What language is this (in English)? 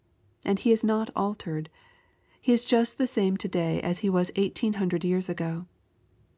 English